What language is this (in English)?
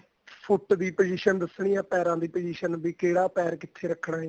Punjabi